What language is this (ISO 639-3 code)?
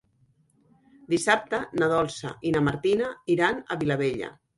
cat